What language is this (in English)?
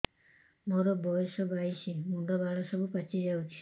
Odia